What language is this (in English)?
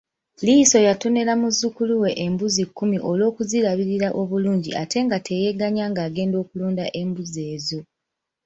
Ganda